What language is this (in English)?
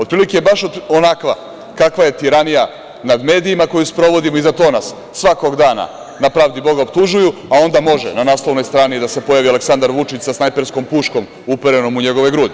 Serbian